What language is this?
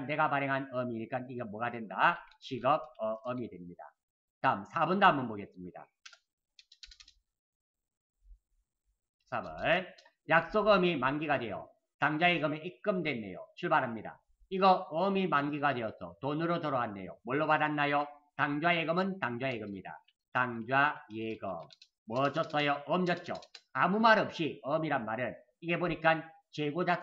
Korean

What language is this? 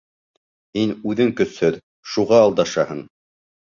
Bashkir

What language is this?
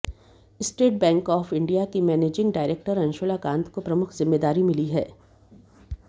Hindi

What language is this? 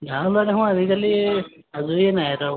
Assamese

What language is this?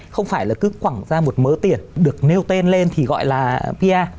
Vietnamese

